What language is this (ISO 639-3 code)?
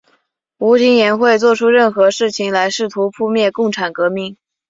zho